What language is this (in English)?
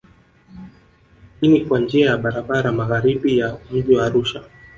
Swahili